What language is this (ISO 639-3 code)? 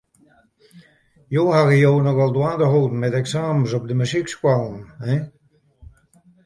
fry